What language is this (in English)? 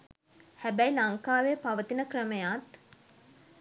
Sinhala